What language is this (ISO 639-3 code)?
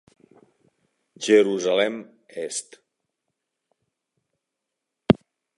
cat